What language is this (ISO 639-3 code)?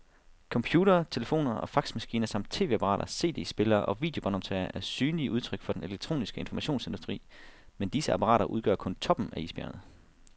dan